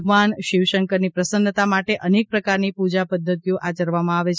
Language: Gujarati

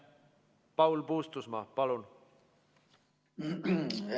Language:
Estonian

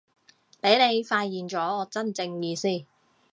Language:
Cantonese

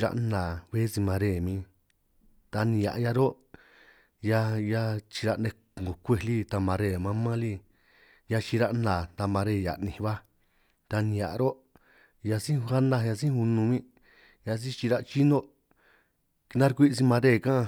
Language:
San Martín Itunyoso Triqui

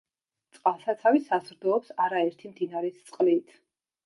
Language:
Georgian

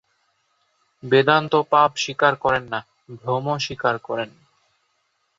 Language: Bangla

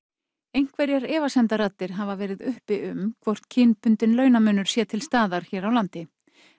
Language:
Icelandic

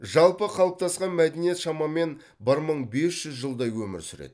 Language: Kazakh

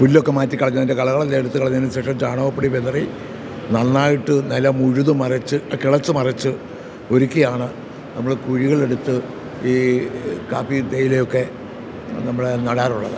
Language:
Malayalam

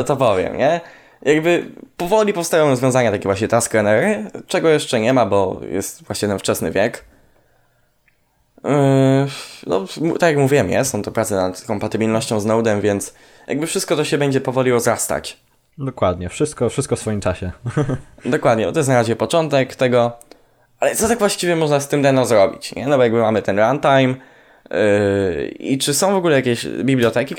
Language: Polish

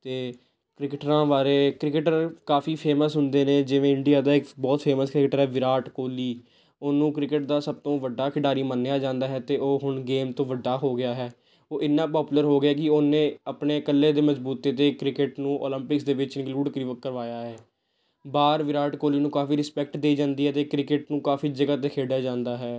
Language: Punjabi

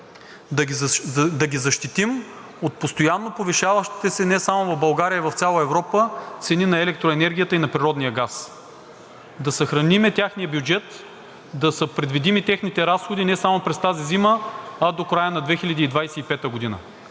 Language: Bulgarian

